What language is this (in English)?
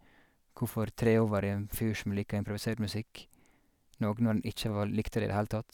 Norwegian